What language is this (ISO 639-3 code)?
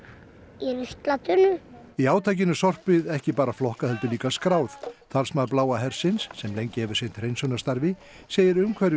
isl